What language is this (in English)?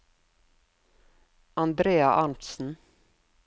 Norwegian